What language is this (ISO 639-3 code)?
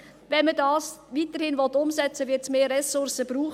gsw